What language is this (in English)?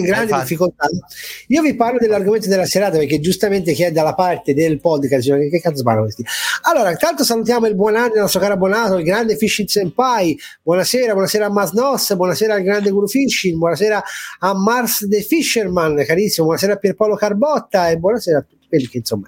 Italian